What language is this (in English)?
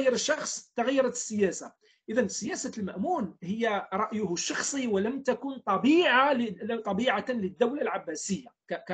Arabic